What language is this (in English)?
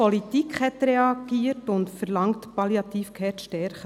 Swiss German